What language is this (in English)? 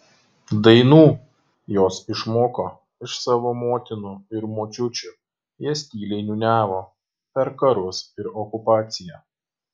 Lithuanian